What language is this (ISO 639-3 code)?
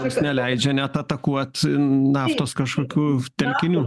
lit